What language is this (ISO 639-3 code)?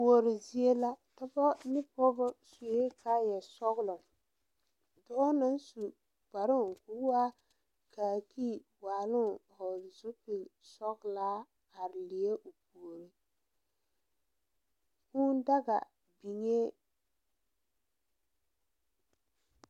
dga